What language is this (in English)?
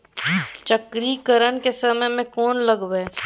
Maithili